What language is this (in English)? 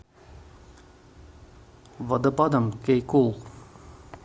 Russian